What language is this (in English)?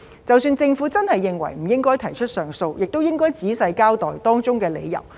Cantonese